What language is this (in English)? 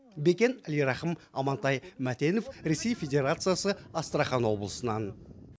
Kazakh